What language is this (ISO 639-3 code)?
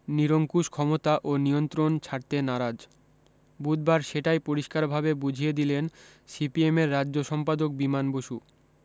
ben